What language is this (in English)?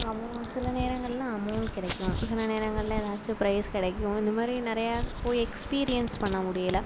Tamil